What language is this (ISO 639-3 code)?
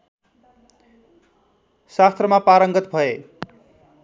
nep